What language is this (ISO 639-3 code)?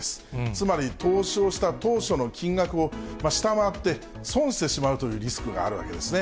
jpn